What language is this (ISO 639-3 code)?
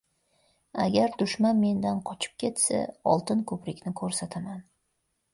uzb